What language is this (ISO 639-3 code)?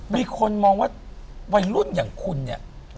tha